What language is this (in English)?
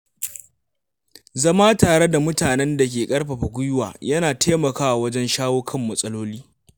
Hausa